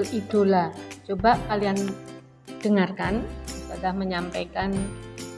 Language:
Indonesian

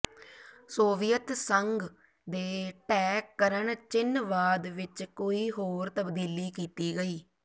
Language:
Punjabi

